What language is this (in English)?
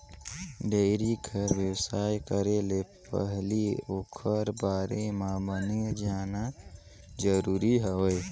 Chhattisgarhi